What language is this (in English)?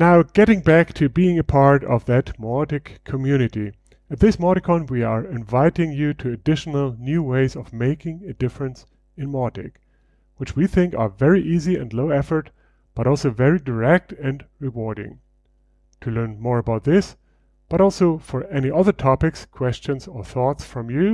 English